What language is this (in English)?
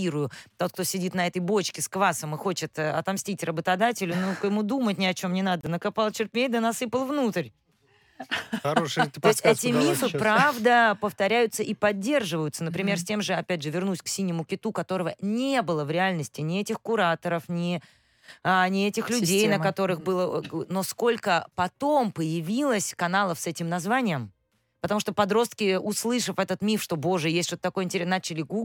Russian